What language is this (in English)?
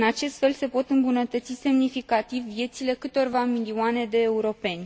Romanian